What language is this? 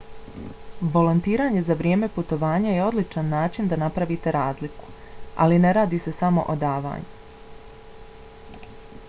Bosnian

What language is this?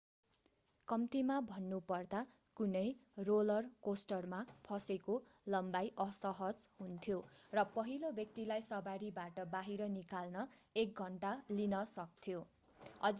Nepali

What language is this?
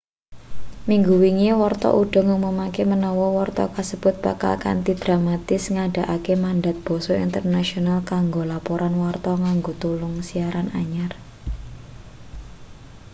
Javanese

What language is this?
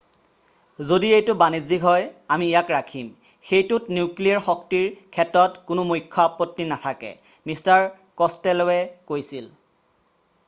Assamese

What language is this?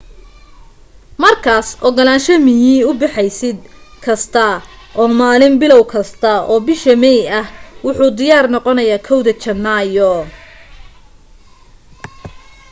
Somali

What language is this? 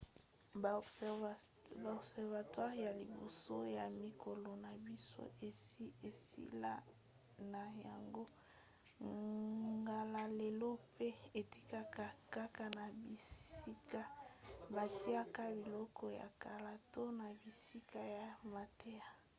Lingala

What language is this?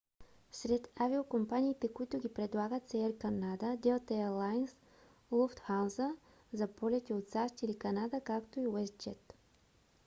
Bulgarian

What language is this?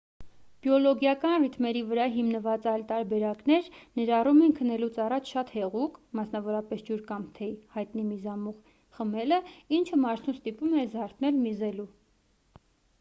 Armenian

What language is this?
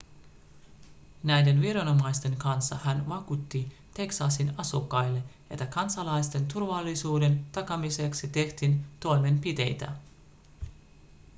Finnish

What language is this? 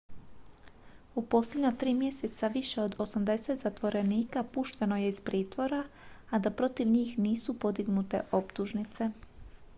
Croatian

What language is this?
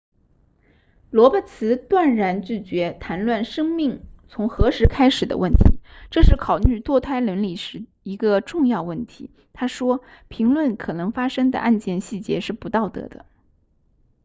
Chinese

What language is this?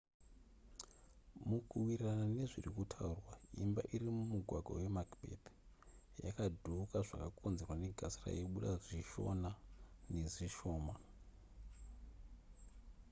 Shona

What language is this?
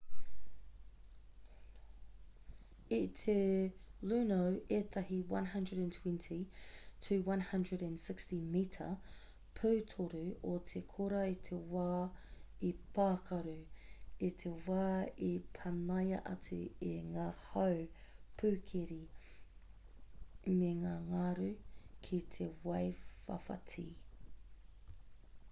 Māori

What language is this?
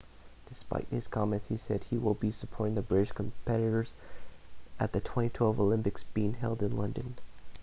English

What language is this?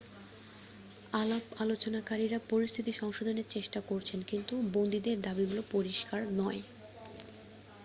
Bangla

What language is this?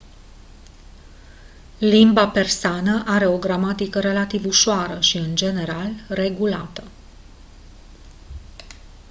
Romanian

